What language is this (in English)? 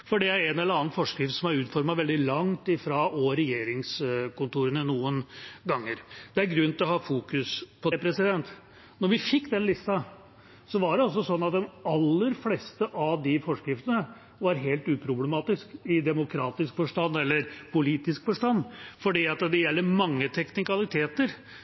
Norwegian Bokmål